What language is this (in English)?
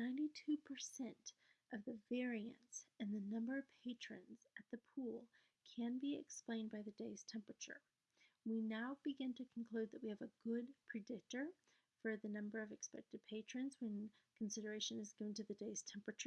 English